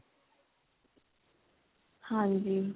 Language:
Punjabi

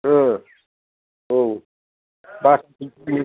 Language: Bodo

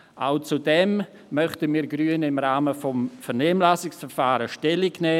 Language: Swiss German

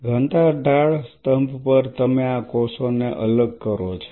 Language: Gujarati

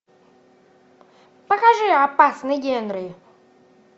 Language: Russian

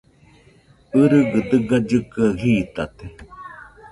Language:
Nüpode Huitoto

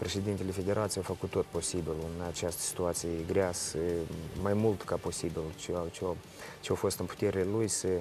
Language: Romanian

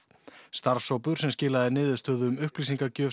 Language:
Icelandic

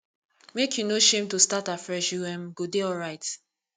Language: Nigerian Pidgin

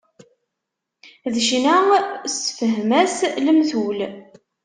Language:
Kabyle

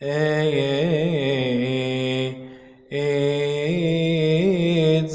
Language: English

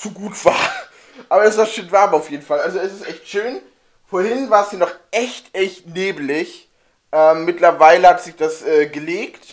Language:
German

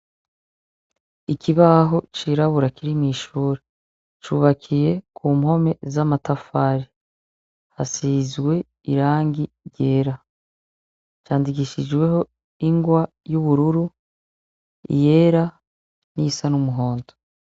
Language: Rundi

